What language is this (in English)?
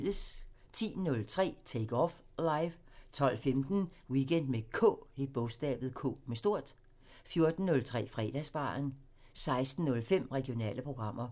Danish